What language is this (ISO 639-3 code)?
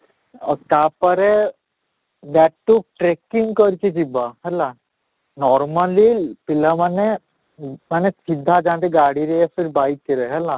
ori